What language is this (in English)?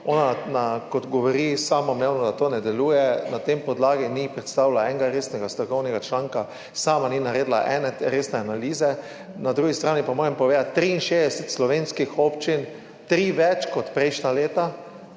Slovenian